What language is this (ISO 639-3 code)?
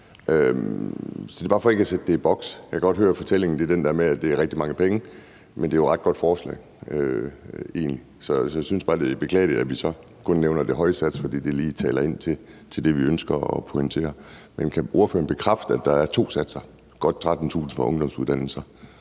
dan